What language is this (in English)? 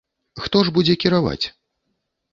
Belarusian